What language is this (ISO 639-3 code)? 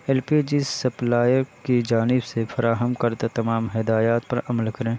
urd